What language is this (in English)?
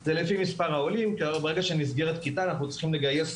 Hebrew